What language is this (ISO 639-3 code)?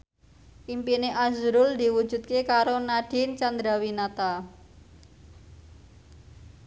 jav